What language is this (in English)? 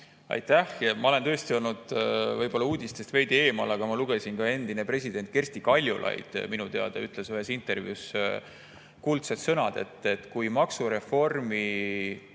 Estonian